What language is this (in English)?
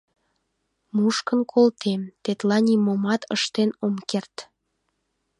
Mari